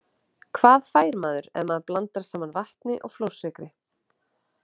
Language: Icelandic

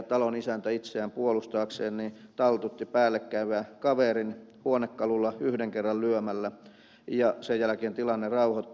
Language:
Finnish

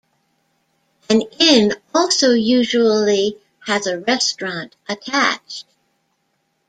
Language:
English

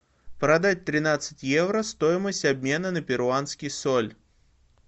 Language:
Russian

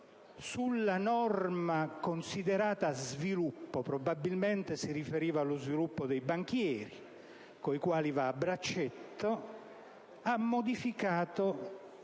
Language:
Italian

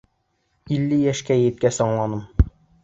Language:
Bashkir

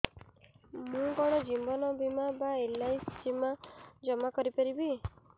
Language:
Odia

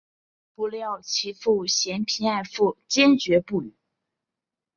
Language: Chinese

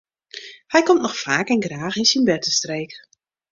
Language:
Western Frisian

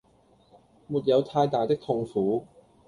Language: Cantonese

